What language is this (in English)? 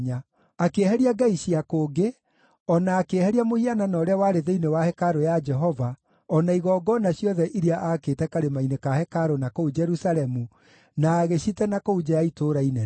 Kikuyu